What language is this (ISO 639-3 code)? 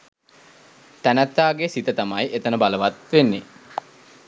sin